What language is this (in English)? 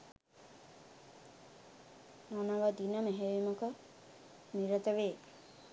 Sinhala